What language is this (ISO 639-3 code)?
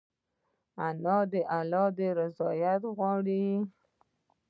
pus